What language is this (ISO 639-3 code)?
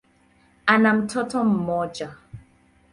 swa